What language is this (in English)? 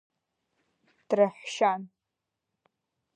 Abkhazian